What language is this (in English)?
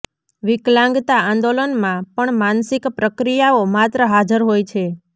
Gujarati